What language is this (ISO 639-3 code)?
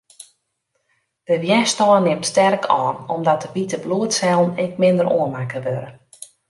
fry